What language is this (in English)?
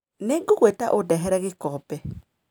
Kikuyu